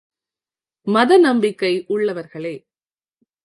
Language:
Tamil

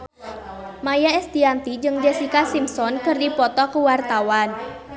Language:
Sundanese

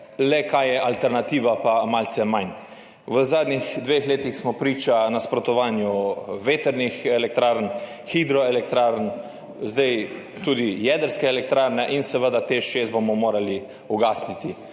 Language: Slovenian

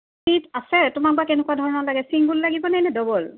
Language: Assamese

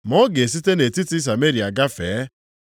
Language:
Igbo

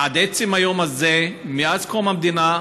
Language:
Hebrew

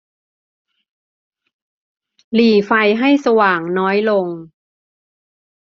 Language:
Thai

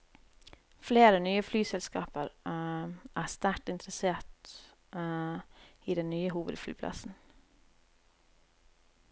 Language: Norwegian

